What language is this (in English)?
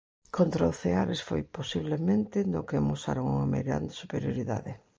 Galician